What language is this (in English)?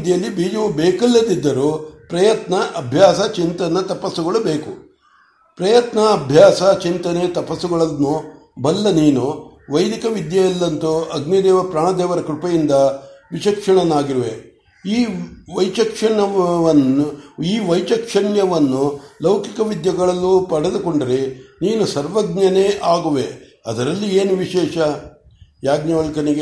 Kannada